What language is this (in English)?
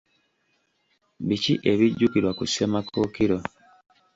Ganda